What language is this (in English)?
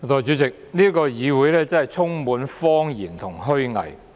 Cantonese